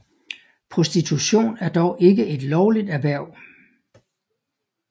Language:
Danish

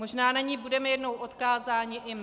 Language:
Czech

